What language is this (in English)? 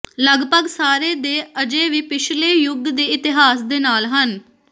Punjabi